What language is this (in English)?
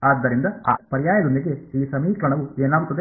Kannada